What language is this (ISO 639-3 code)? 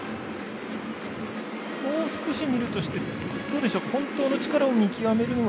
jpn